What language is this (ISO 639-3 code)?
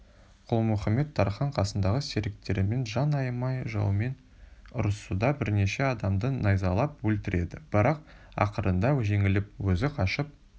kaz